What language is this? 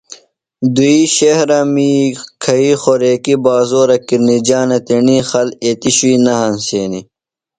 Phalura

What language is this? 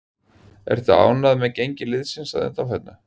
Icelandic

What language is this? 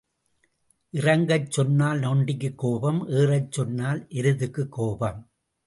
Tamil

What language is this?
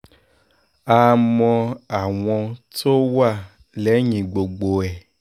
Yoruba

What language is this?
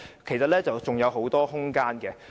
Cantonese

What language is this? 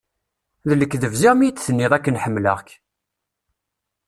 Kabyle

